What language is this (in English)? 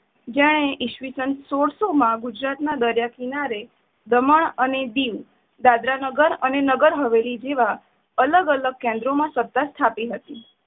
Gujarati